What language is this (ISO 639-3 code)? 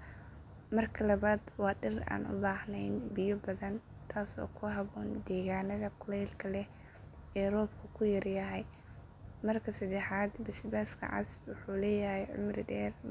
som